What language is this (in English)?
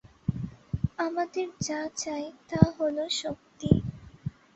Bangla